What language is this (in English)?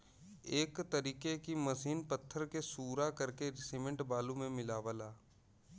Bhojpuri